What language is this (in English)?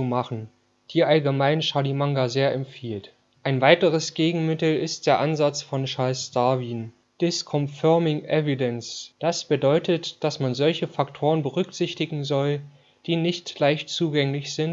German